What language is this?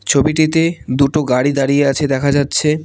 Bangla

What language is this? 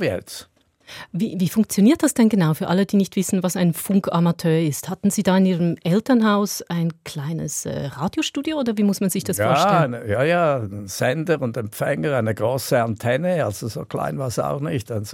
German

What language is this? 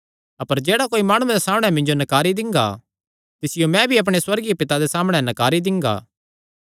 Kangri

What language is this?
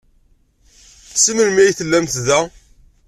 Kabyle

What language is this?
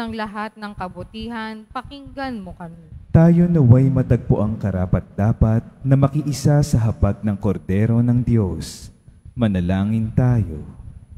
Filipino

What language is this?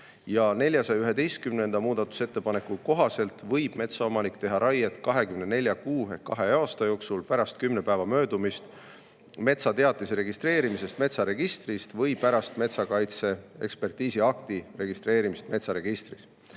Estonian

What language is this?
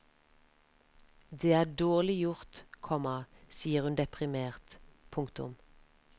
Norwegian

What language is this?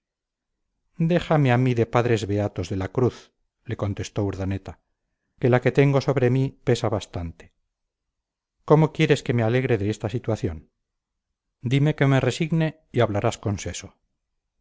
Spanish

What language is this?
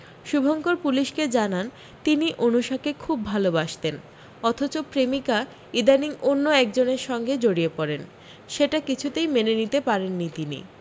Bangla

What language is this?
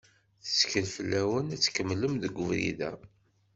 Kabyle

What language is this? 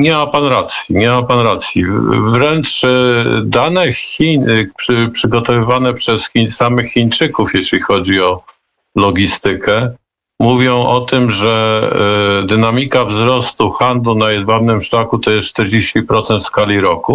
Polish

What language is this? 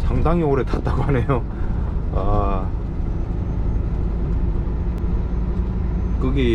Korean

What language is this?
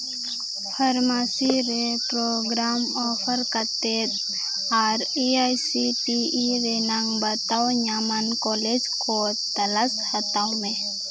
Santali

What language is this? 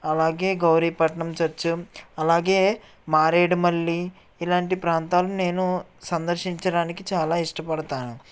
Telugu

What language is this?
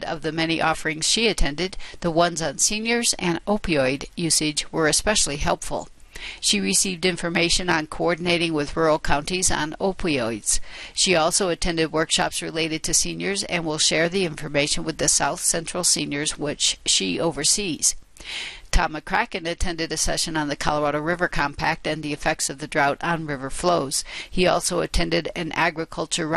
English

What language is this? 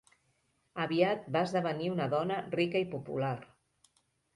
Catalan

